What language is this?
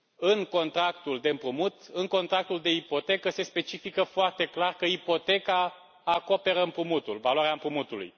Romanian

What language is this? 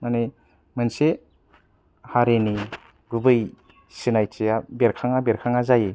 Bodo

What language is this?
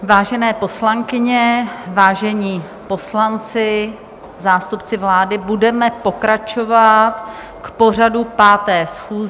Czech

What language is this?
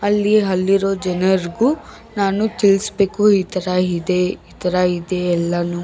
Kannada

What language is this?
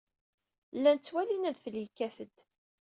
Kabyle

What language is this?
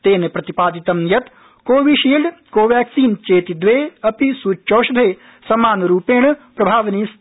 Sanskrit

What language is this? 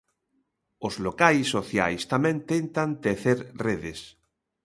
Galician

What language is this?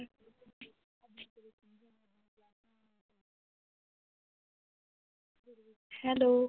Punjabi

